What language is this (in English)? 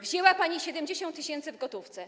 Polish